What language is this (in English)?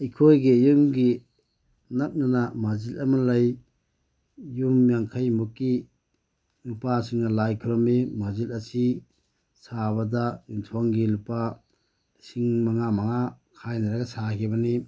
Manipuri